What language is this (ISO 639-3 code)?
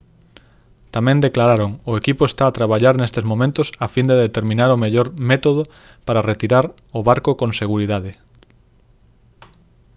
glg